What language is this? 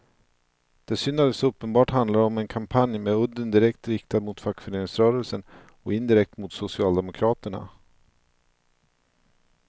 Swedish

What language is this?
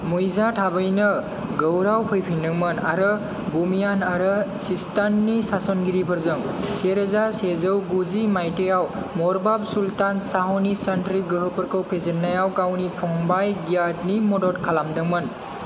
Bodo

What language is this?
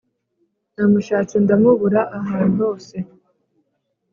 Kinyarwanda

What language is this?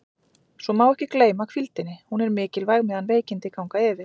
Icelandic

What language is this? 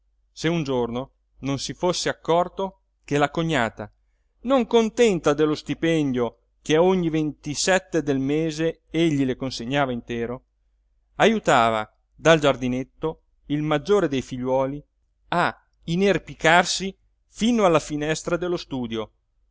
Italian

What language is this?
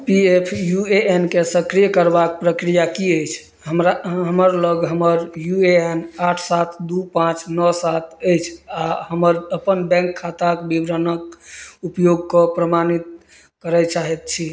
Maithili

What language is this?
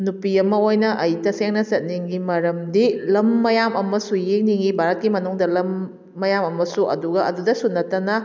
Manipuri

